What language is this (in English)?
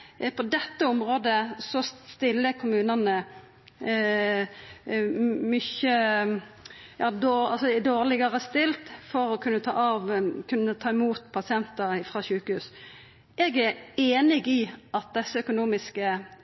Norwegian Nynorsk